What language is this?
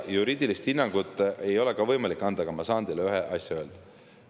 Estonian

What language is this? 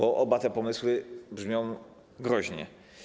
Polish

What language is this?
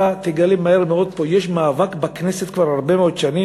Hebrew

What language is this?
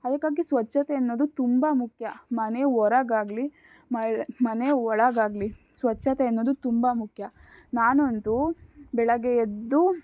Kannada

